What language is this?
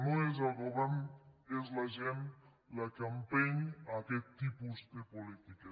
Catalan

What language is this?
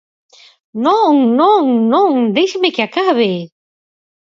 Galician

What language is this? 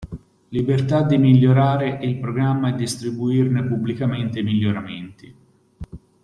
Italian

